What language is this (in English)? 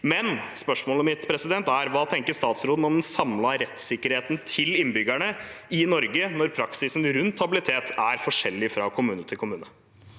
Norwegian